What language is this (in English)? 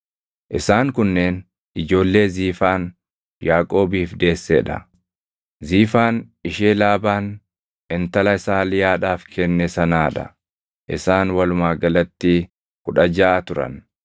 Oromo